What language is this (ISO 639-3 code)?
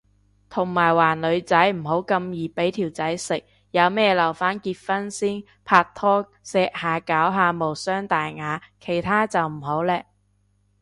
yue